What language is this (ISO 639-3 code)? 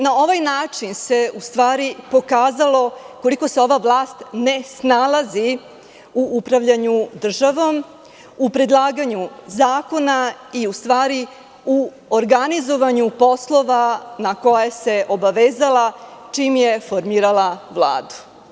srp